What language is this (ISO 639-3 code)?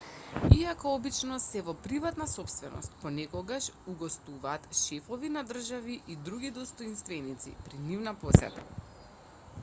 mkd